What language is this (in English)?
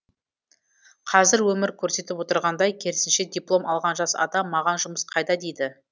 Kazakh